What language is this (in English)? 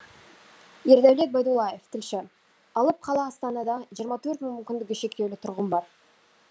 Kazakh